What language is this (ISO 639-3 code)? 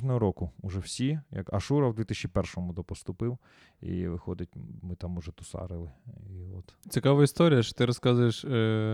ukr